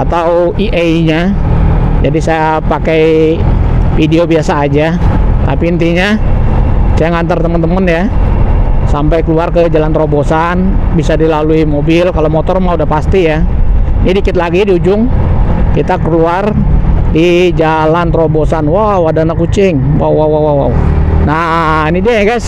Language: Indonesian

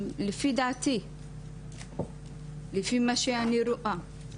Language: Hebrew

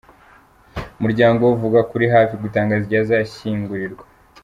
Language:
Kinyarwanda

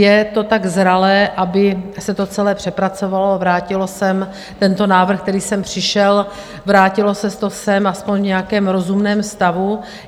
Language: Czech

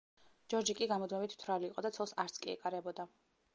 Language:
Georgian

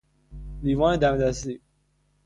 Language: Persian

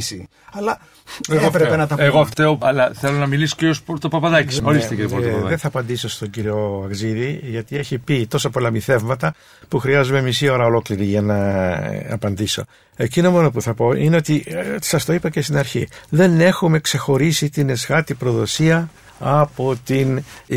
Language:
Greek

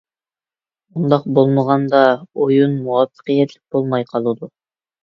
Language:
Uyghur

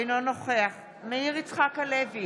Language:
Hebrew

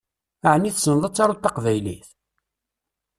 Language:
Kabyle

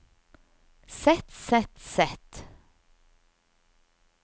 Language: Norwegian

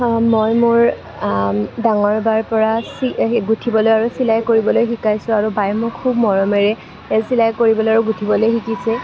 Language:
Assamese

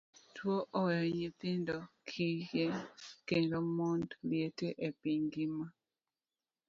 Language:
Luo (Kenya and Tanzania)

